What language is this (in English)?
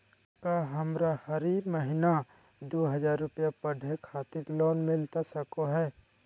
Magahi